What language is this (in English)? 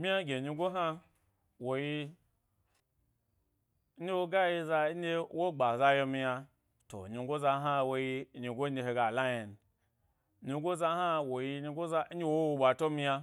Gbari